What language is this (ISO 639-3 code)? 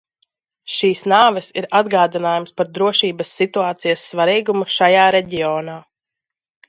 lav